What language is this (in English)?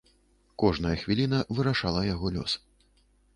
Belarusian